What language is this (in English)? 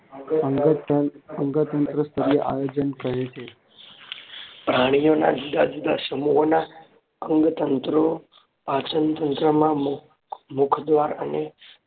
Gujarati